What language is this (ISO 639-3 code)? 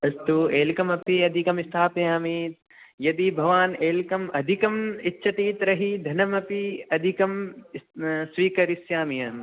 san